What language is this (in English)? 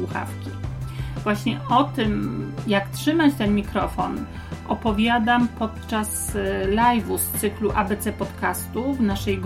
Polish